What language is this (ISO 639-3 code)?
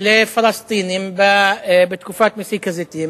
heb